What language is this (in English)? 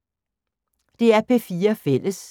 Danish